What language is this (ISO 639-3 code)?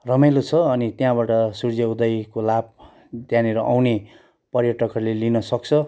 nep